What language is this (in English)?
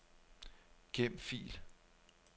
Danish